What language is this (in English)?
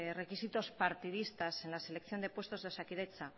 Spanish